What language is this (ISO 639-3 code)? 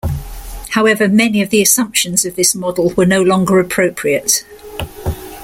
eng